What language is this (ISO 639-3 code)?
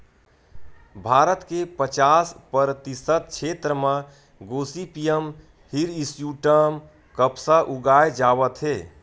hne